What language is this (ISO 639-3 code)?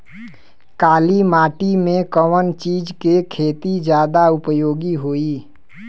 bho